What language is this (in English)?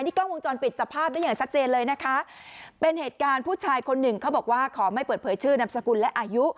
Thai